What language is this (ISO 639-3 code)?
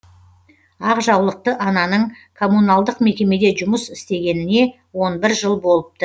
kaz